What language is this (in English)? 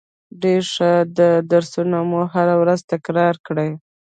Pashto